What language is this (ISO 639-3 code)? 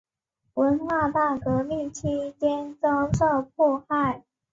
zho